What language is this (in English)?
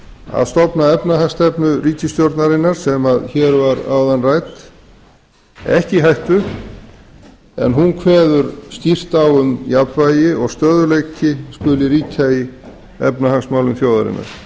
Icelandic